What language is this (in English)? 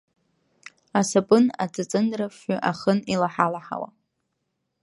Abkhazian